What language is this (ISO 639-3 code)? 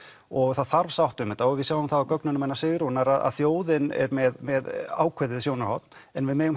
isl